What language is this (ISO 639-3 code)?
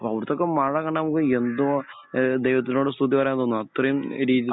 mal